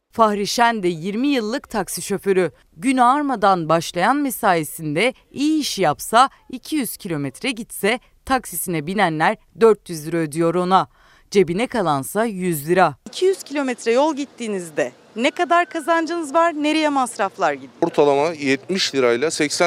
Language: Turkish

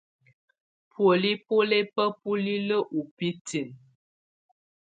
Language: Tunen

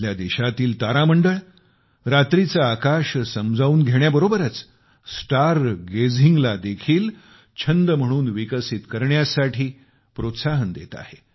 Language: Marathi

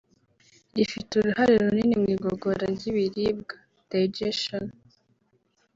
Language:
Kinyarwanda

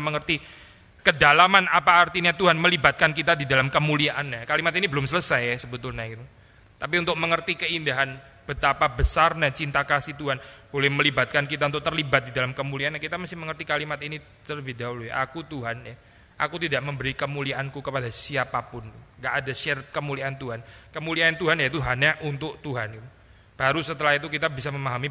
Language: Indonesian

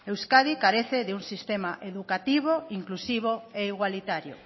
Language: Spanish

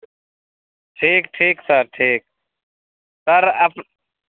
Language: Maithili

